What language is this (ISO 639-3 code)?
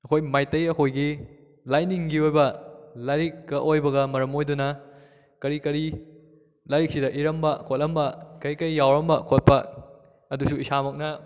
mni